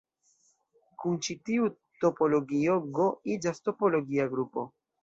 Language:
Esperanto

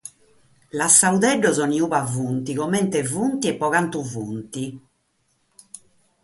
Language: Sardinian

